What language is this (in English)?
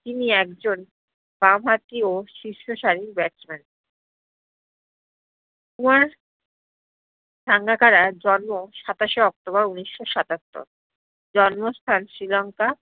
Bangla